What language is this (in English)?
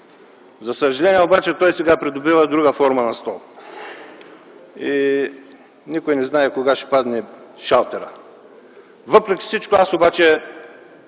Bulgarian